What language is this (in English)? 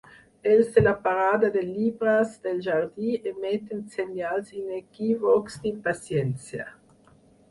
Catalan